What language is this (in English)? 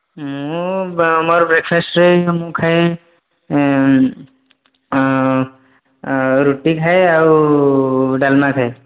Odia